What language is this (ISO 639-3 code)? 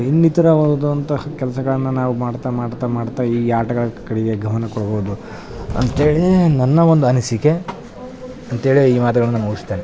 kan